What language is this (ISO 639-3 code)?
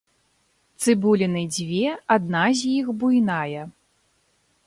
bel